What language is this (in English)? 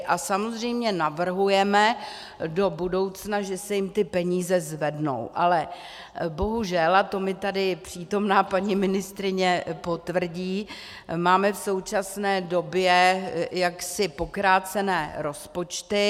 Czech